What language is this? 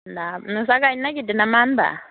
Bodo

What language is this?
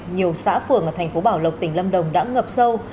Vietnamese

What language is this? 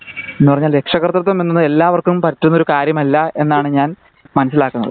Malayalam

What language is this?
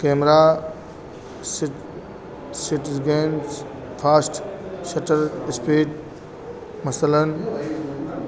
Urdu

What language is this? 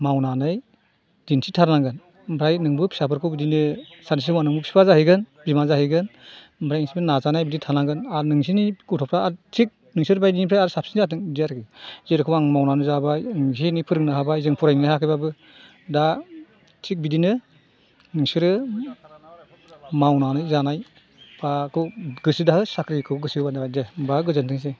Bodo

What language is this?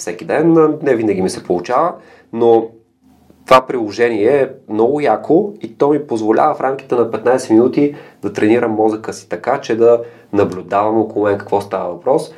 Bulgarian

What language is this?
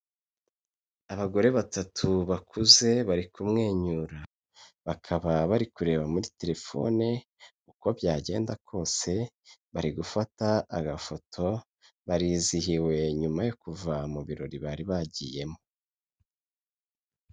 Kinyarwanda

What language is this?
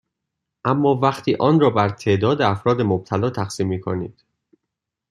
Persian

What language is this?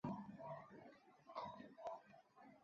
Chinese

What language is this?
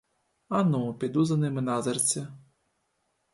Ukrainian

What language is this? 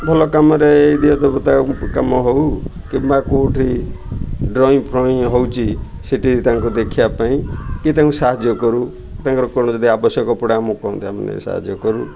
Odia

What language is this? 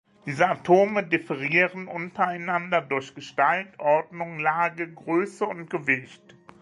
German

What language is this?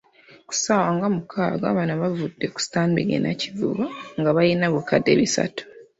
Ganda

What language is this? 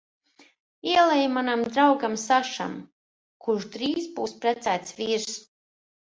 Latvian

